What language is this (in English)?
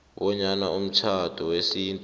South Ndebele